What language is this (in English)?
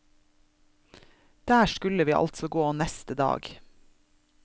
Norwegian